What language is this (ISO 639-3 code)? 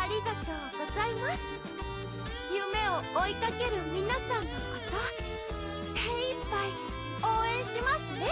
jpn